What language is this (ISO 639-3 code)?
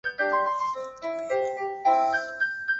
zho